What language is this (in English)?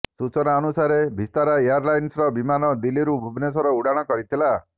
Odia